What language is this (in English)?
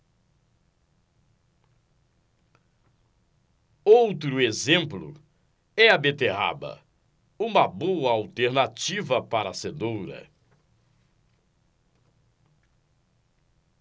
Portuguese